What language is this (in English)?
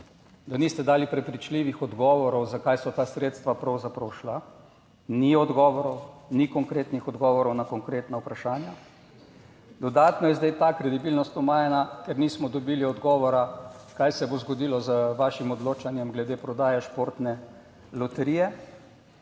Slovenian